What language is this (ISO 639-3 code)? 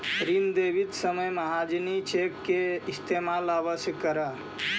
mag